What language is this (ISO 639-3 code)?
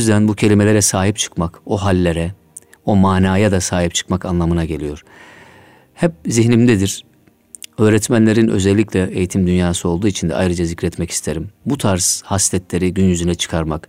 tur